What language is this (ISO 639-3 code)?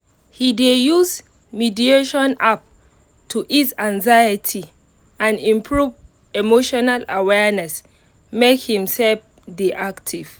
pcm